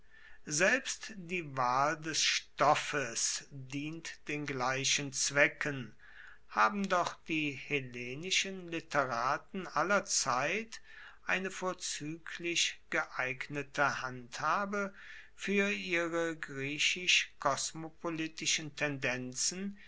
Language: German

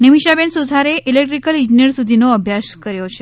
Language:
Gujarati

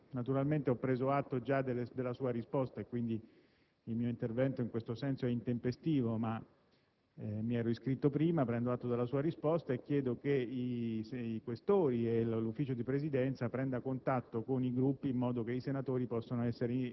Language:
Italian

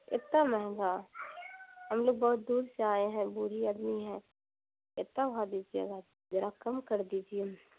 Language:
Urdu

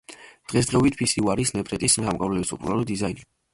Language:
Georgian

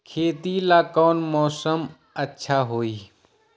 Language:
Magahi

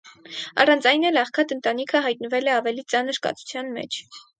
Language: Armenian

